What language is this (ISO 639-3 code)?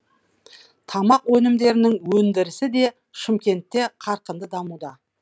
kaz